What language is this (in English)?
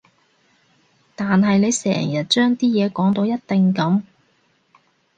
Cantonese